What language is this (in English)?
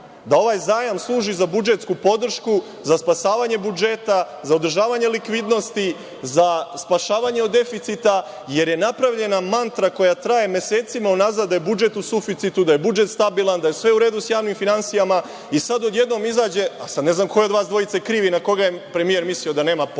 Serbian